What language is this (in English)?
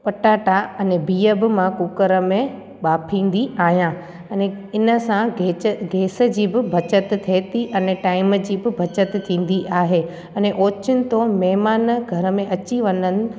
Sindhi